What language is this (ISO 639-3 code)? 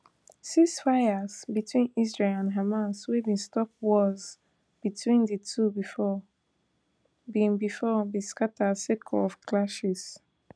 pcm